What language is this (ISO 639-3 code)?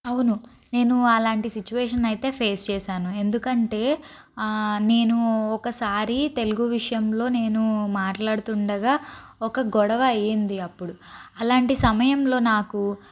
tel